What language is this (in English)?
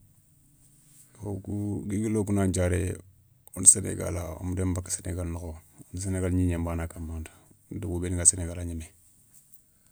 Soninke